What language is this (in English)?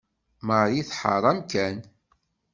Kabyle